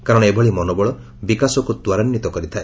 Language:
Odia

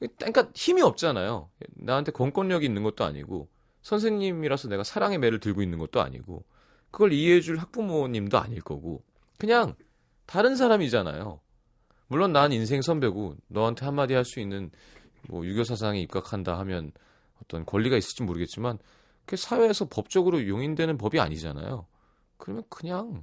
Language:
Korean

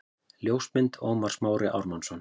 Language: Icelandic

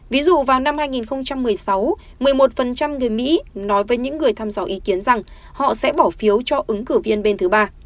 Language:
Vietnamese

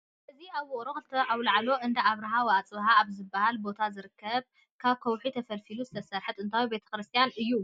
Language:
Tigrinya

